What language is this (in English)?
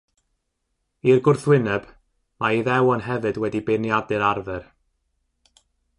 Welsh